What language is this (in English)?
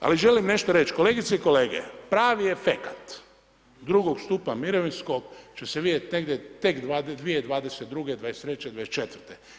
Croatian